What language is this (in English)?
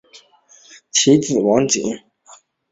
Chinese